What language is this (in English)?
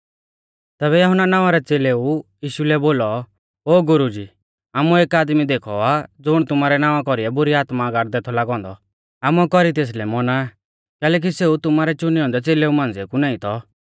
Mahasu Pahari